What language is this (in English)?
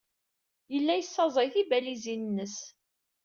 Kabyle